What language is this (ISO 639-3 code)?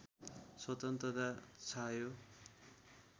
nep